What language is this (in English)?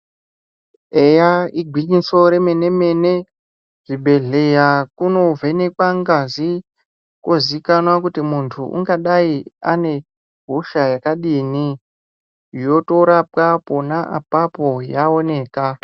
Ndau